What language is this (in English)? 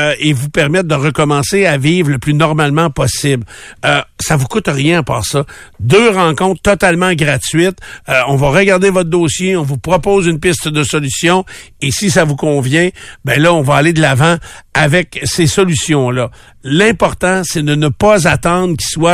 French